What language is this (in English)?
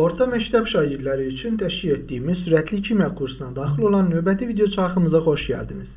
Turkish